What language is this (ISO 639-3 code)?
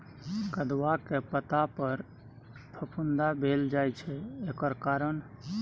mai